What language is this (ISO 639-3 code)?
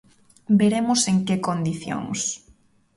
glg